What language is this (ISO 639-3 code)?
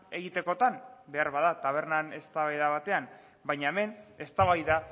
eus